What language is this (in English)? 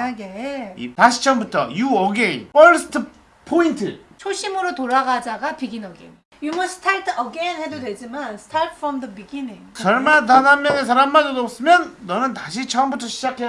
Korean